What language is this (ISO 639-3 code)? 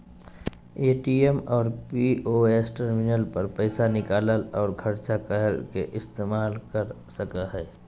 mag